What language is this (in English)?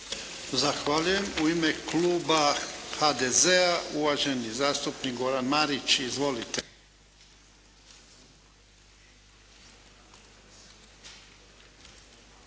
Croatian